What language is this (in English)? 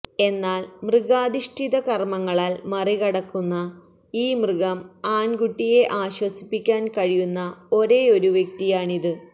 Malayalam